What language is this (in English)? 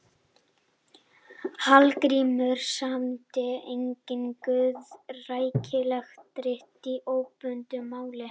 Icelandic